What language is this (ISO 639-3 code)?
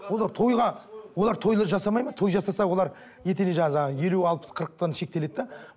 kaz